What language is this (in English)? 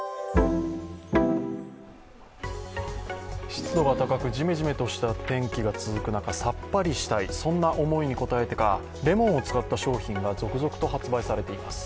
Japanese